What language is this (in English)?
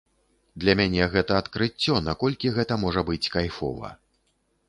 Belarusian